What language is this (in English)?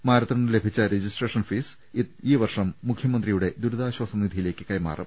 Malayalam